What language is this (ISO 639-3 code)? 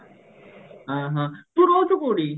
ori